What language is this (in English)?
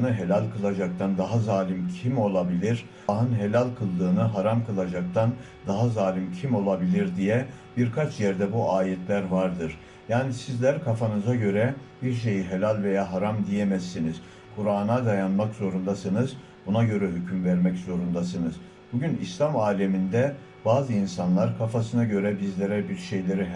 Turkish